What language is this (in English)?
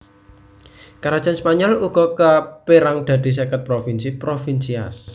Javanese